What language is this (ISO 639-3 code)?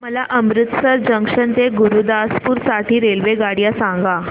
mar